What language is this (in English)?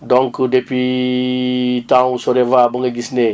Wolof